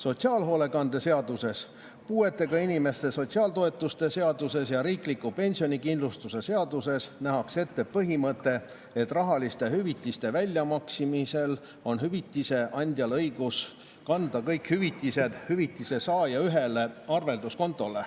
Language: Estonian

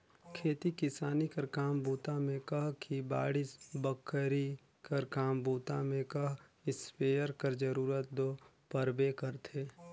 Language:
Chhattisgarhi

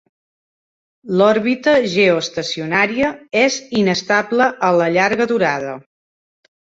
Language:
Catalan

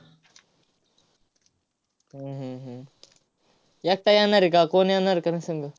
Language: Marathi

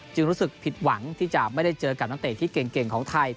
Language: Thai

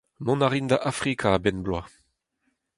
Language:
Breton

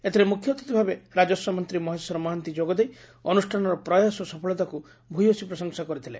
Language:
Odia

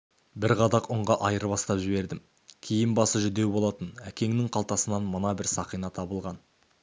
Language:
Kazakh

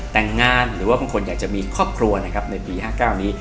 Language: Thai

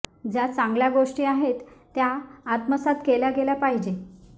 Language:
Marathi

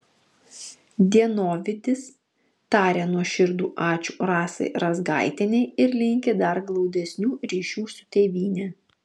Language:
Lithuanian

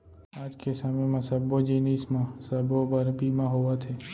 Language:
Chhattisgarhi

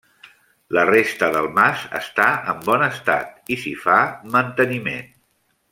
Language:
Catalan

